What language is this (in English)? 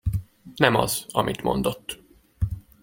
Hungarian